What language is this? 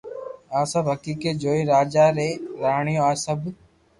Loarki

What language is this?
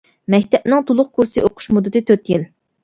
Uyghur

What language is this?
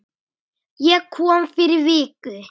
Icelandic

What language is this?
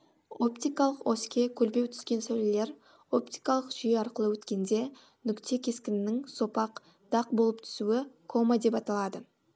Kazakh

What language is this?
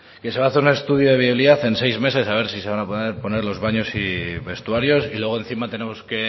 Spanish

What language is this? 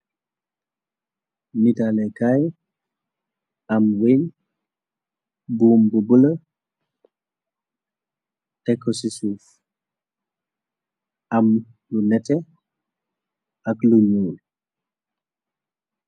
Wolof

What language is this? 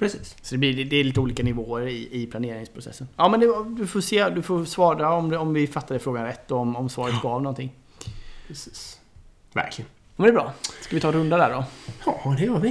Swedish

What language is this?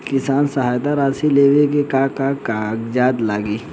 Bhojpuri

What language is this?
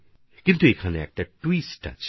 Bangla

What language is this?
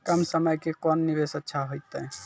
Maithili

